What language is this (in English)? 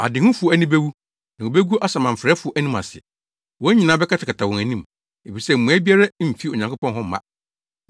Akan